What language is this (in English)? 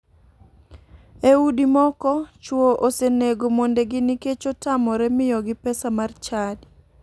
Luo (Kenya and Tanzania)